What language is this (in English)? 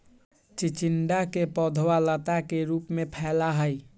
Magahi